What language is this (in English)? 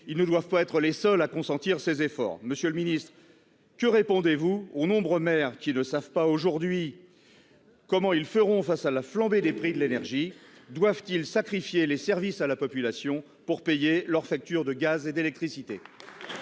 French